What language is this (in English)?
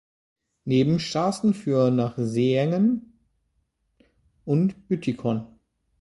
German